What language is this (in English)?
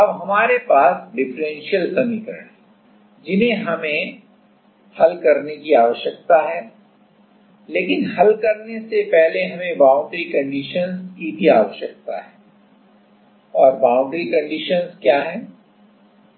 Hindi